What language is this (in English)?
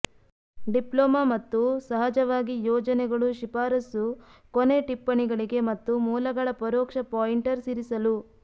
Kannada